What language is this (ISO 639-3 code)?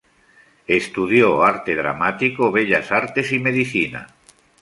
spa